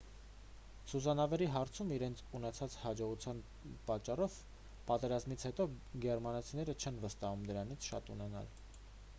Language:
Armenian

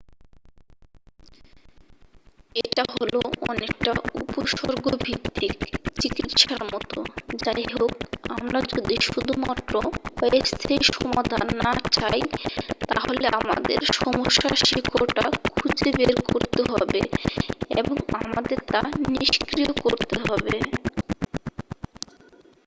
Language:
Bangla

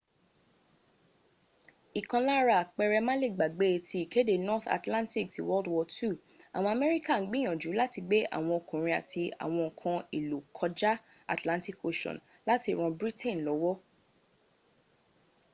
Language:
Yoruba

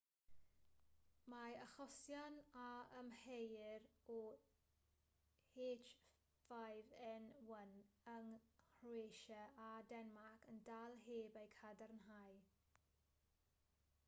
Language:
Welsh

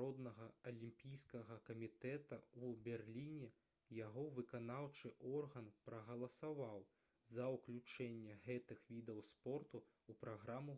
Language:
Belarusian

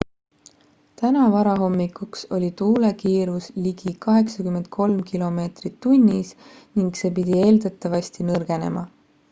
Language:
Estonian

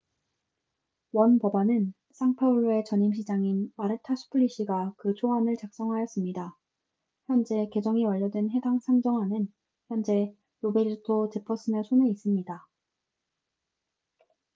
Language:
Korean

